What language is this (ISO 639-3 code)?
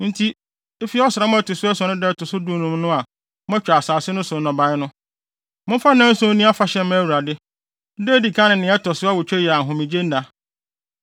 aka